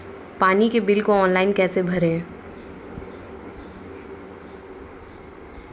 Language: Hindi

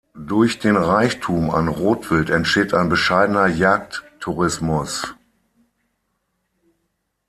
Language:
German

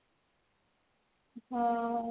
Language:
Odia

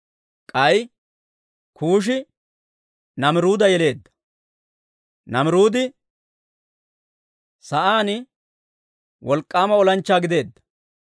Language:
Dawro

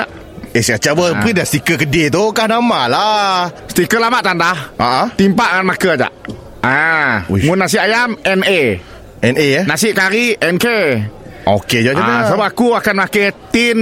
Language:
Malay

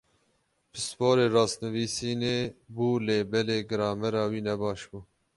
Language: Kurdish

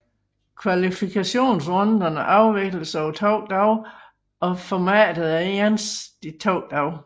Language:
Danish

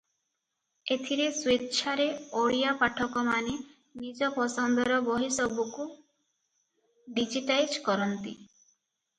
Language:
Odia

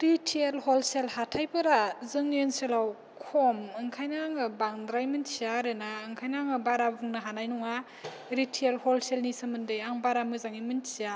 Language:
Bodo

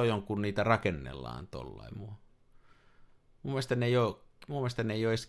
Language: Finnish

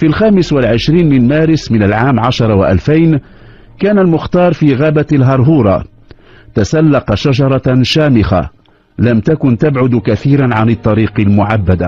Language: Arabic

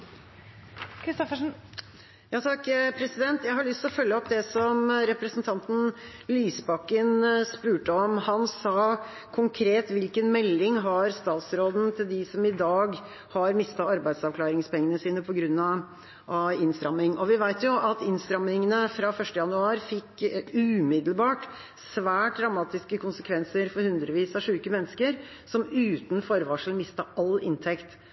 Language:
Norwegian Bokmål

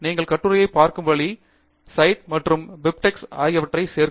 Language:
Tamil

